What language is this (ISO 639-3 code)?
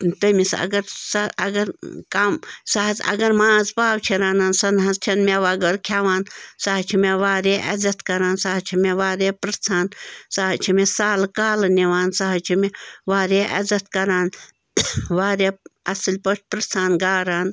kas